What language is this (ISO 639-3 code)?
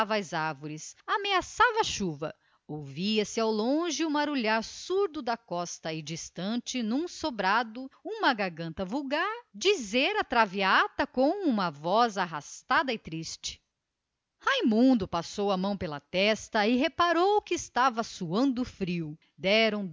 por